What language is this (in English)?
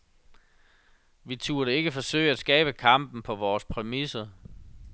Danish